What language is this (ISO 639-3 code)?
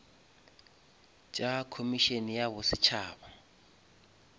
nso